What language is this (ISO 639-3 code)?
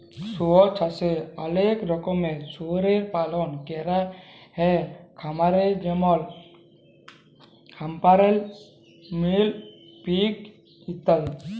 ben